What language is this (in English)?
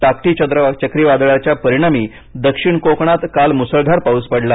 Marathi